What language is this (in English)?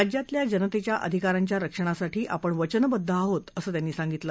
Marathi